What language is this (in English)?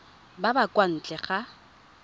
Tswana